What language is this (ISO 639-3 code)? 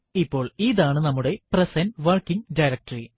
mal